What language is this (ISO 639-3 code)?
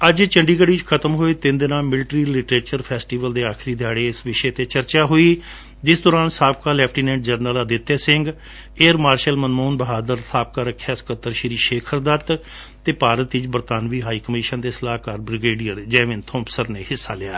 pan